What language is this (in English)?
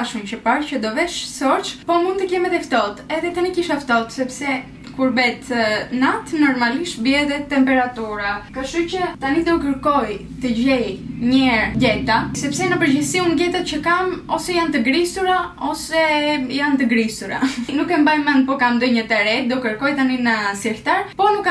Romanian